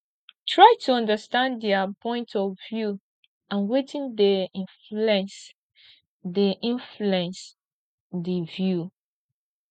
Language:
Nigerian Pidgin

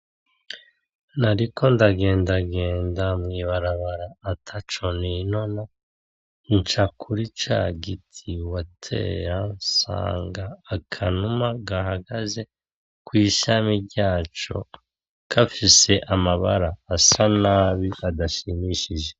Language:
Rundi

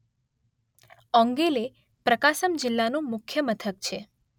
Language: Gujarati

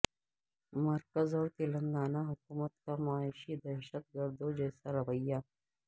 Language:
Urdu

